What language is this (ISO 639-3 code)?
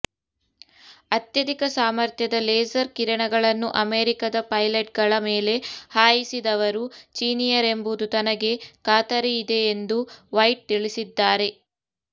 kan